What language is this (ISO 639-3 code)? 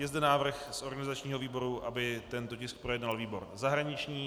ces